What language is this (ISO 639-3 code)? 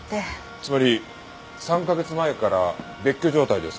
jpn